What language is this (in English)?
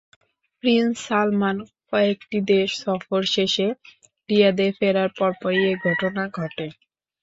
Bangla